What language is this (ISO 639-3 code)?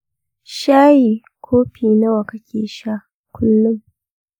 hau